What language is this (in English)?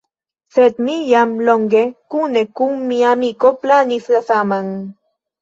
Esperanto